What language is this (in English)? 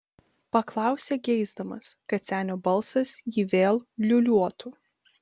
Lithuanian